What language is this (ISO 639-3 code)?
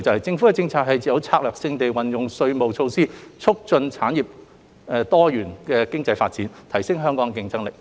yue